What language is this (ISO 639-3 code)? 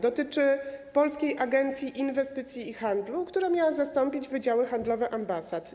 pol